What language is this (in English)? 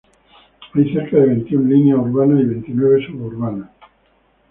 Spanish